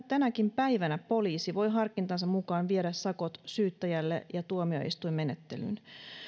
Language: Finnish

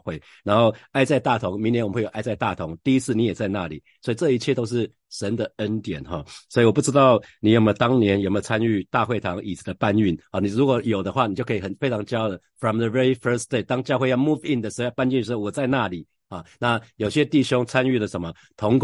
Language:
Chinese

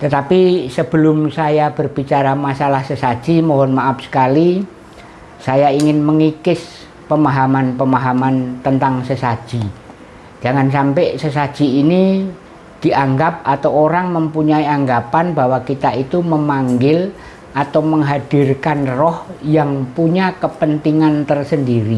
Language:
Indonesian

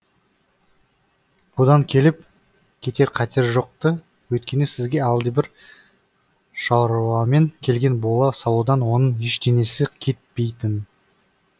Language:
Kazakh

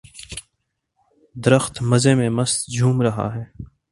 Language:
Urdu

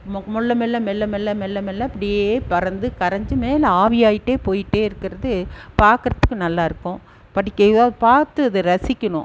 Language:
Tamil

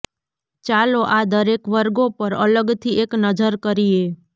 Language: Gujarati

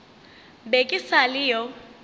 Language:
Northern Sotho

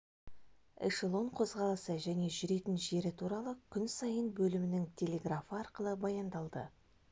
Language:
Kazakh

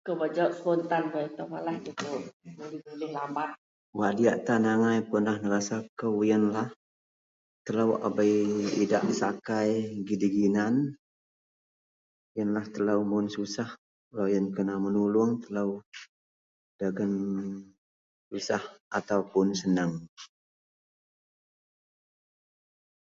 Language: Central Melanau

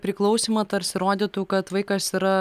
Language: Lithuanian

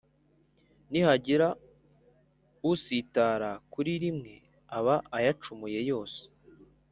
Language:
Kinyarwanda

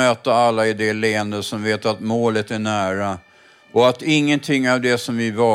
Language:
Swedish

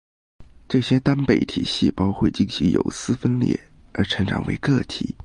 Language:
Chinese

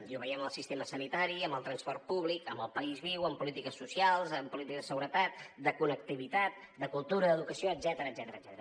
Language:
Catalan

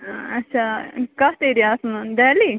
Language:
Kashmiri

